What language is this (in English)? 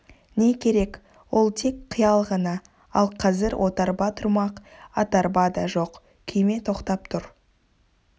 Kazakh